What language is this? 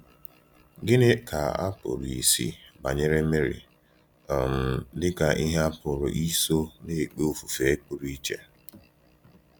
Igbo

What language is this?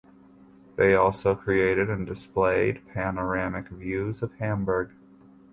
English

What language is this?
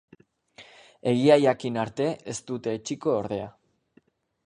Basque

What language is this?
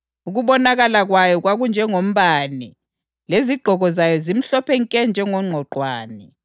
North Ndebele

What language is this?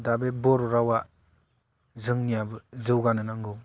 Bodo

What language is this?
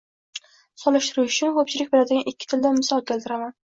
Uzbek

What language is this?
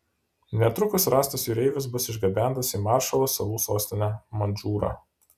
Lithuanian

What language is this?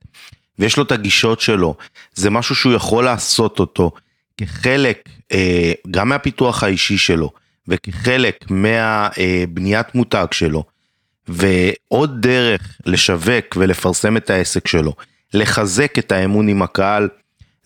Hebrew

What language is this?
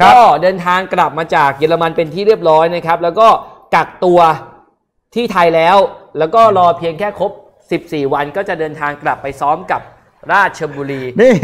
Thai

